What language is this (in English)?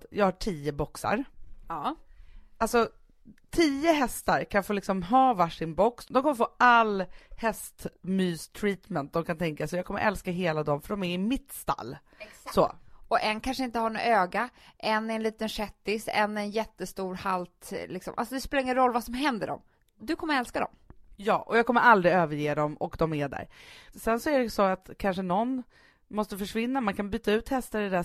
Swedish